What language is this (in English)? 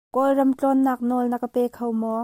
Hakha Chin